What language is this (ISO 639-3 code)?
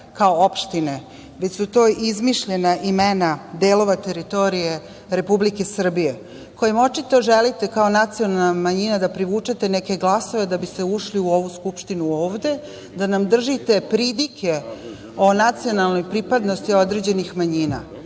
srp